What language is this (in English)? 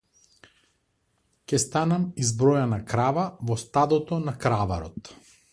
Macedonian